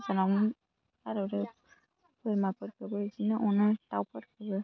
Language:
Bodo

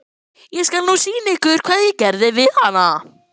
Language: Icelandic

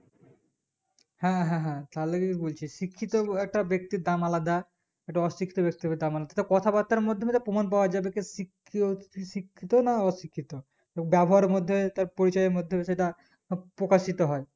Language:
Bangla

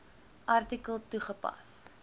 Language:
Afrikaans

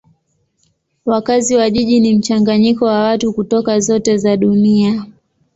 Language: Swahili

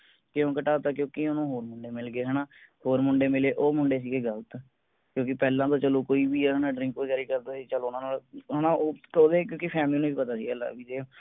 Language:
Punjabi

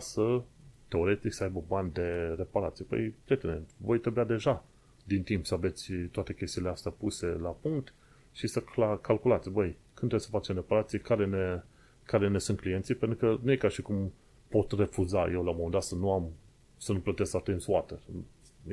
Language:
Romanian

